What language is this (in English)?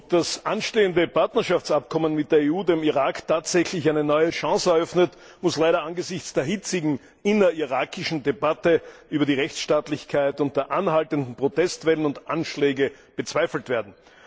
German